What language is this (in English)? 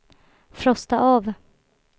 Swedish